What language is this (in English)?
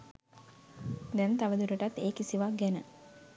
Sinhala